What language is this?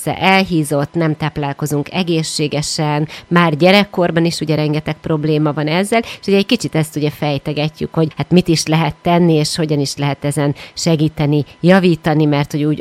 Hungarian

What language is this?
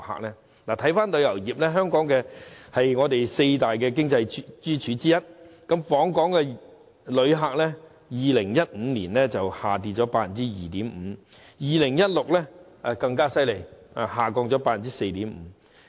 Cantonese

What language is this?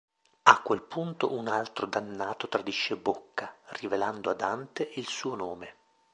Italian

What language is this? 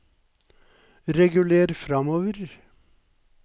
Norwegian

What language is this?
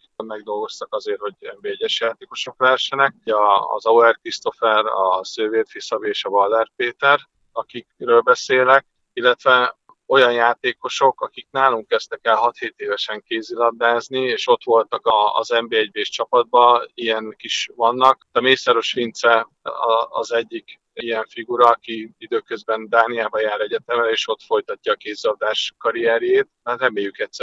Hungarian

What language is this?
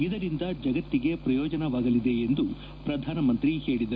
Kannada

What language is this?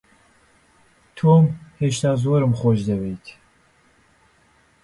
Central Kurdish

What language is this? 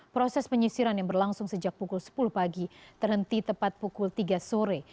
Indonesian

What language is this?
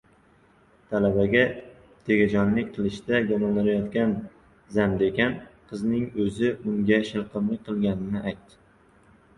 Uzbek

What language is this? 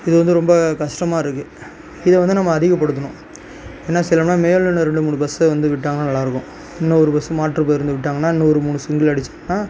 Tamil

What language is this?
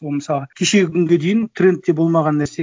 Kazakh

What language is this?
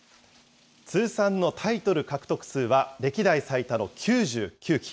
Japanese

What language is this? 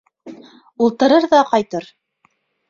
Bashkir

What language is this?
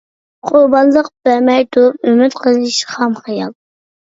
Uyghur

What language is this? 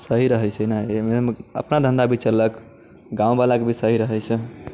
Maithili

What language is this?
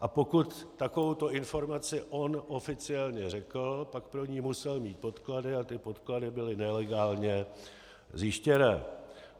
Czech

